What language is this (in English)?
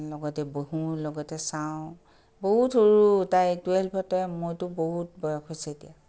Assamese